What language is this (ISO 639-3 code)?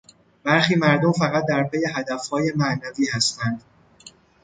fas